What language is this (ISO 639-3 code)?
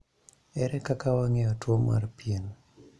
luo